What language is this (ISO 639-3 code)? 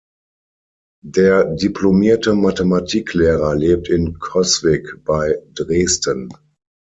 deu